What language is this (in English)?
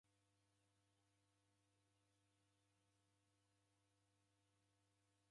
Taita